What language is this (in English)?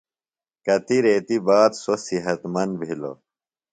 Phalura